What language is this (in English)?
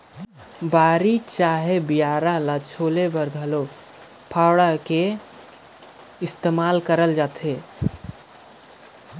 Chhattisgarhi